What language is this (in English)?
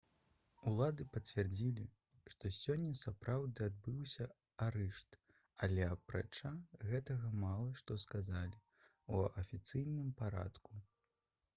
Belarusian